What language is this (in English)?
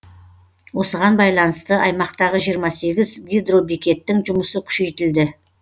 Kazakh